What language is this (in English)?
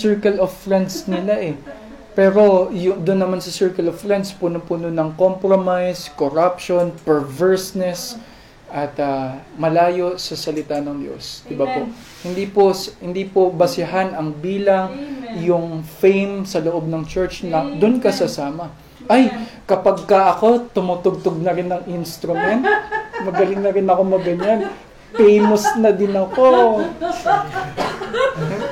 Filipino